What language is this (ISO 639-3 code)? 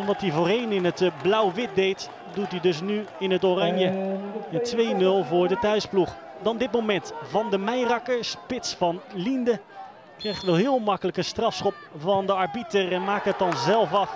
nld